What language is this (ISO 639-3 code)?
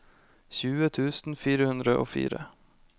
nor